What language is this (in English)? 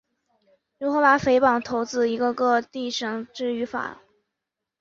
Chinese